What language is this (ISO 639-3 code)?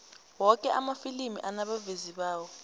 nbl